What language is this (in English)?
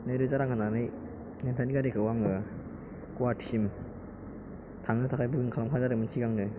Bodo